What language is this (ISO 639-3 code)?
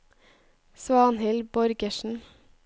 nor